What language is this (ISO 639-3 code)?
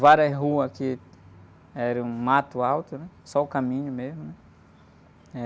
por